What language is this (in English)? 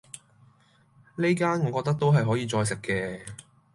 Cantonese